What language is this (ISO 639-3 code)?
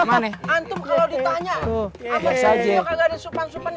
ind